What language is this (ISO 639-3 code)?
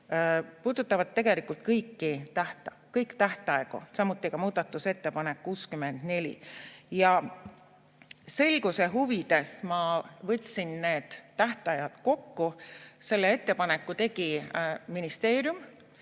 est